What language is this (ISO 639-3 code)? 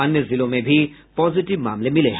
hin